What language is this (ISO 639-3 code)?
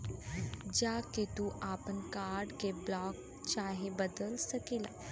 bho